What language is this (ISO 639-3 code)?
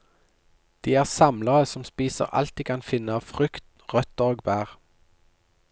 nor